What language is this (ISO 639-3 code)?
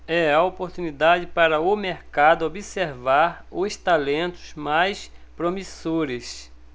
por